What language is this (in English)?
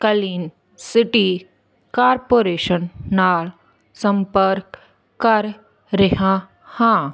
Punjabi